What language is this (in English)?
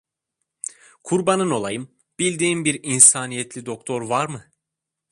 Turkish